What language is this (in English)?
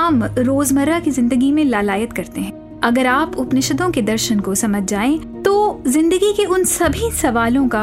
Hindi